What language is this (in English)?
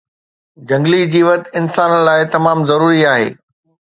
Sindhi